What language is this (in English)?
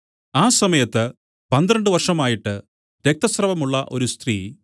Malayalam